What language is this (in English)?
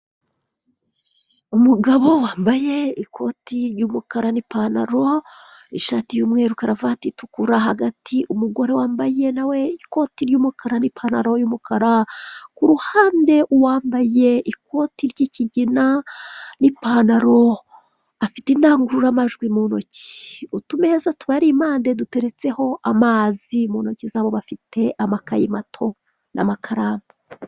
Kinyarwanda